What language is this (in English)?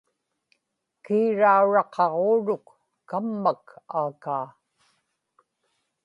Inupiaq